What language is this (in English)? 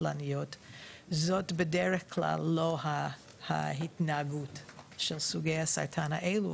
Hebrew